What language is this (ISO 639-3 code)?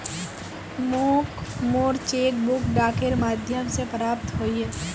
mag